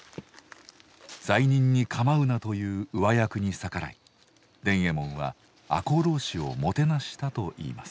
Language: Japanese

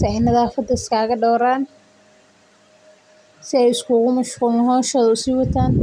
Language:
Somali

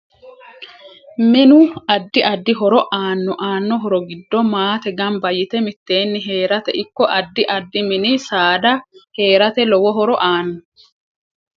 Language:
Sidamo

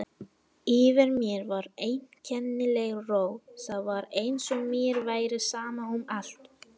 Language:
Icelandic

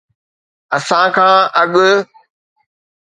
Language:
Sindhi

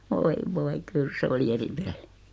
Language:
Finnish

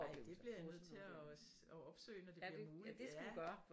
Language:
Danish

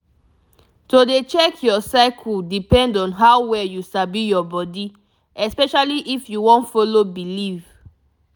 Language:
Nigerian Pidgin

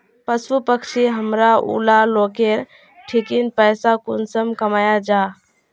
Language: Magahi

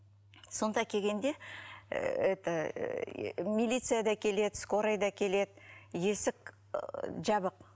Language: Kazakh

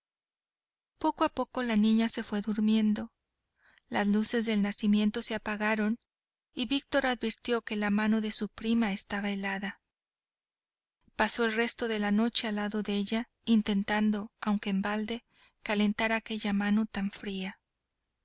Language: Spanish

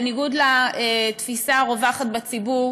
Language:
Hebrew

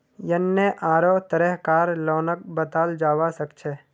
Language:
Magahi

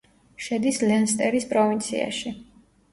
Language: Georgian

